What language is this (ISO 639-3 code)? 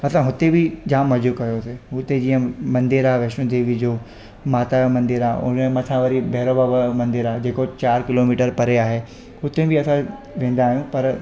snd